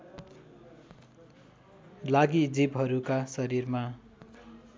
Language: Nepali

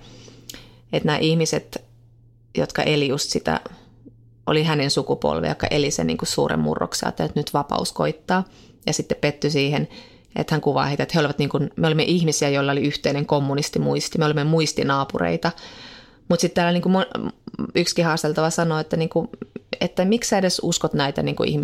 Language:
Finnish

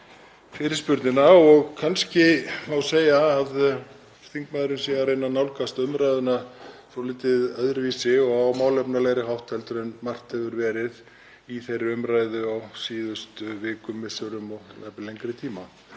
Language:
Icelandic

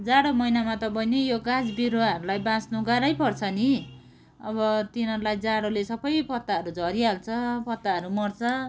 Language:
Nepali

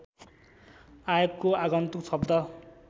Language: Nepali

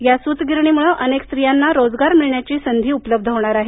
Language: Marathi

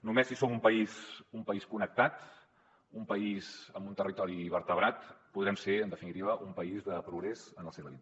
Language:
Catalan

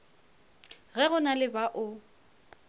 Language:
Northern Sotho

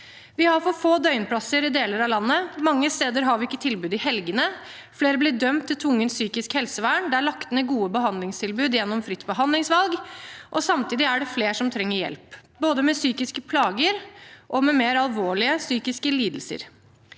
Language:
Norwegian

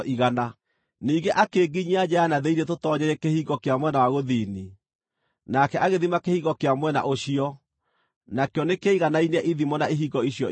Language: Kikuyu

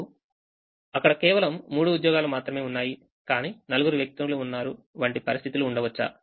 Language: Telugu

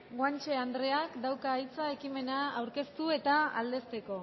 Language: Basque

